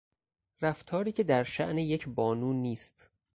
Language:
Persian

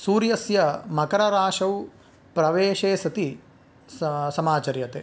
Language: Sanskrit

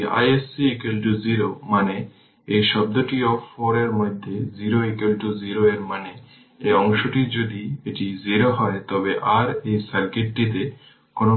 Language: Bangla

